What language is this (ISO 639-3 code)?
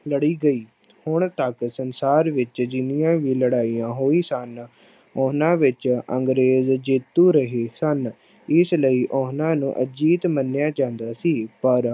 pan